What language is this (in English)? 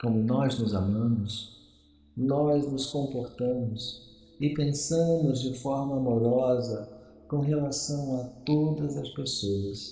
Portuguese